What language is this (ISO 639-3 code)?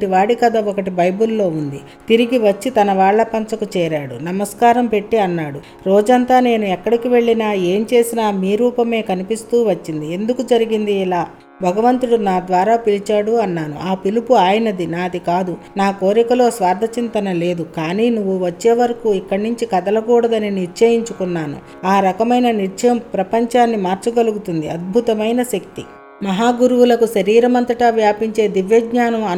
tel